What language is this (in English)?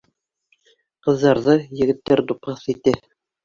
Bashkir